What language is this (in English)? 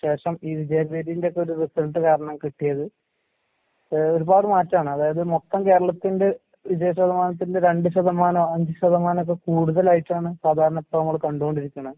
Malayalam